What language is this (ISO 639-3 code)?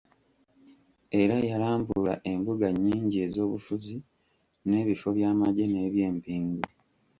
lug